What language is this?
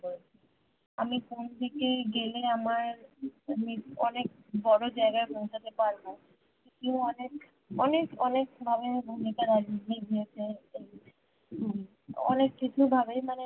Bangla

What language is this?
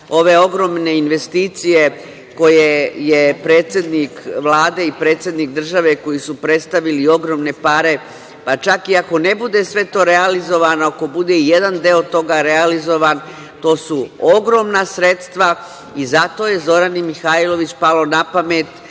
Serbian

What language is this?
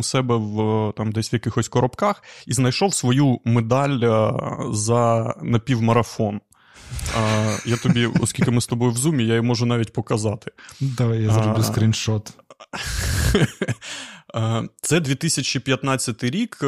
Ukrainian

